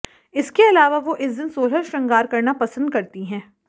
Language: Hindi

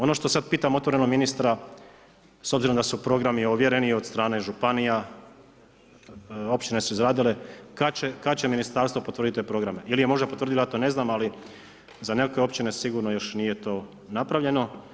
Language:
Croatian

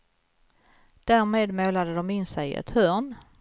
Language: Swedish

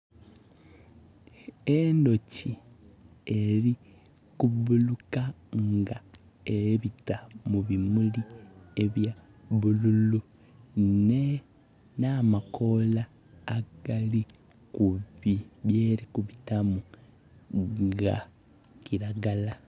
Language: Soga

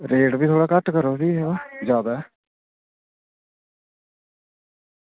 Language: Dogri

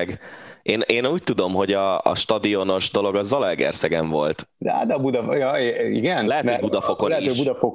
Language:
Hungarian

